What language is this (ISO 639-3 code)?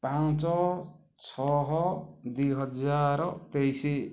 ori